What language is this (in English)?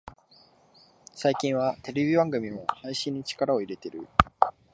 Japanese